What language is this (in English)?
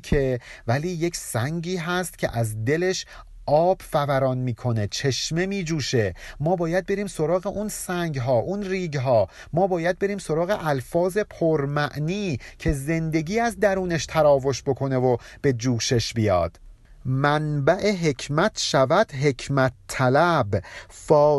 Persian